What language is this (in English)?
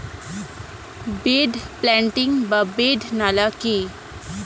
Bangla